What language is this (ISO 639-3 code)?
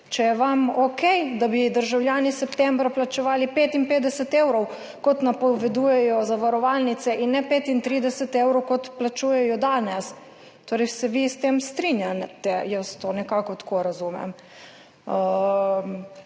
slv